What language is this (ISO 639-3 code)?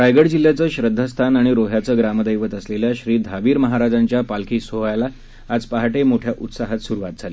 mar